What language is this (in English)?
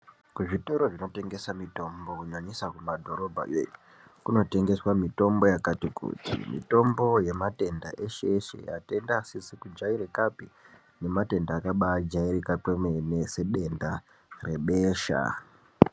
Ndau